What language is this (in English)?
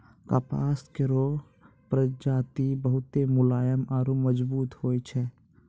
Maithili